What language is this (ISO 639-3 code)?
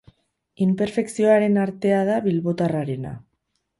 eus